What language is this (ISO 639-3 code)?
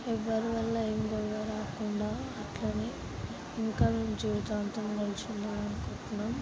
tel